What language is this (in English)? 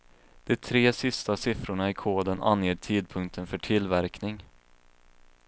Swedish